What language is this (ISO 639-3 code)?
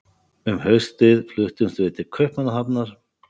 isl